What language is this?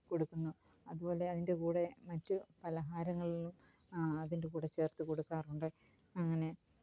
Malayalam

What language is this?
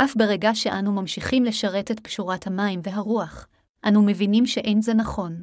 Hebrew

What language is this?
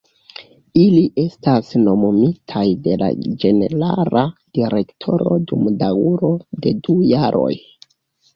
Esperanto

